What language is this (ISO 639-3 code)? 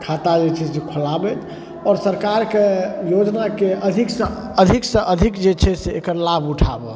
mai